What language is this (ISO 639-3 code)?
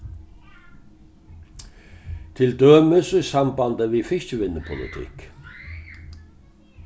fao